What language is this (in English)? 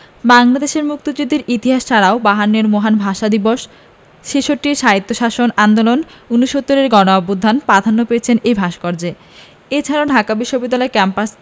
Bangla